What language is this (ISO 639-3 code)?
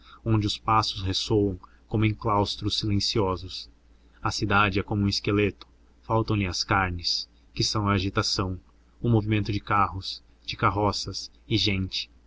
por